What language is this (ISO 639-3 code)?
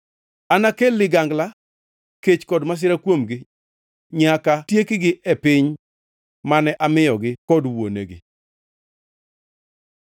luo